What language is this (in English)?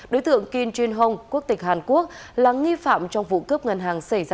Vietnamese